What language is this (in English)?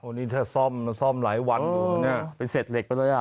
Thai